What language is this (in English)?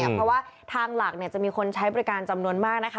Thai